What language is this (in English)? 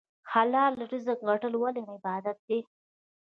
Pashto